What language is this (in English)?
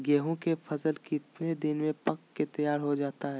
Magahi